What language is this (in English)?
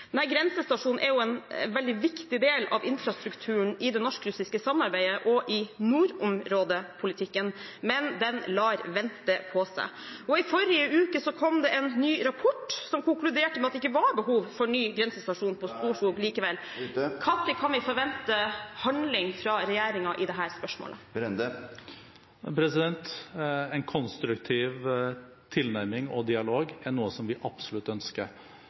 Norwegian Bokmål